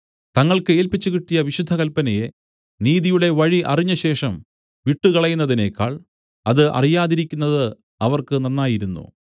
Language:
Malayalam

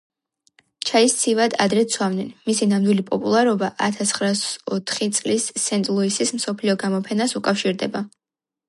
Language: Georgian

